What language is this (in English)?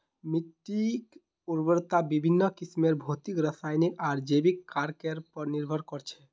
Magahi